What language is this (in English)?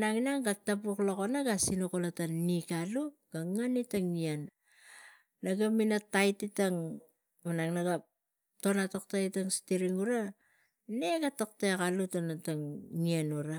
Tigak